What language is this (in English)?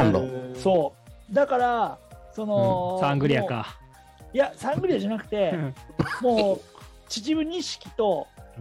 Japanese